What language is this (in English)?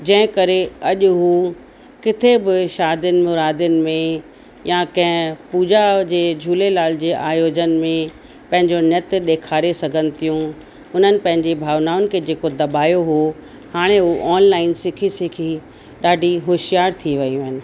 Sindhi